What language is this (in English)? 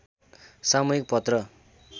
Nepali